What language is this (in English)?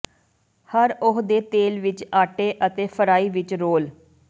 Punjabi